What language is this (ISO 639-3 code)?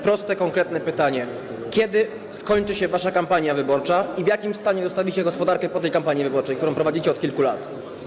pol